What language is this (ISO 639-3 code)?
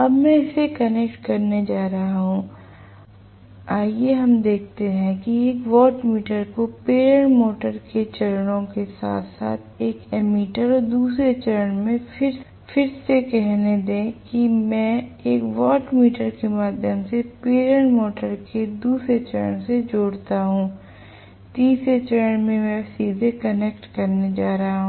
hin